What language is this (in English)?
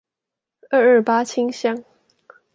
Chinese